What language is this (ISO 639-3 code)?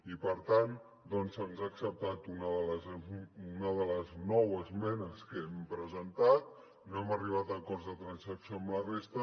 cat